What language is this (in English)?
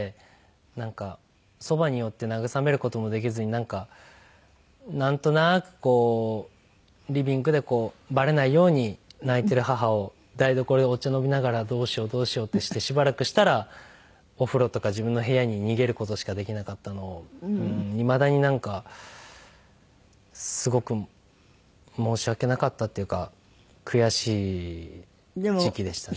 Japanese